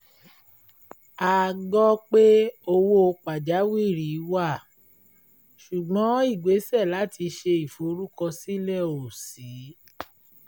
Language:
Yoruba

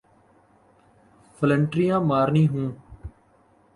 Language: Urdu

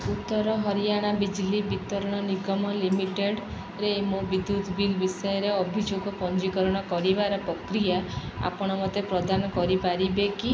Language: Odia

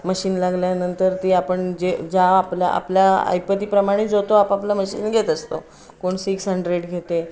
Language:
Marathi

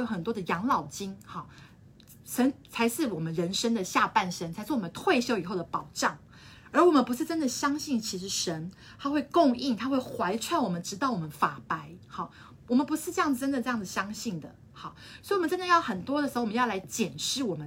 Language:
Chinese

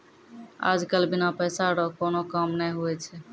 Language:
Maithili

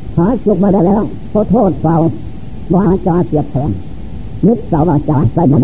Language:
Thai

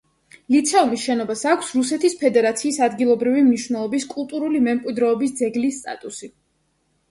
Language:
Georgian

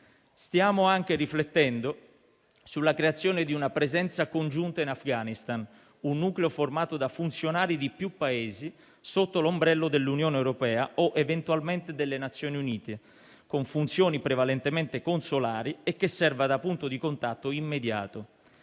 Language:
Italian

